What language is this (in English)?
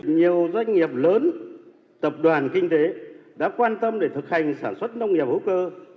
Vietnamese